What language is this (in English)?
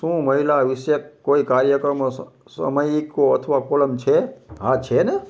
Gujarati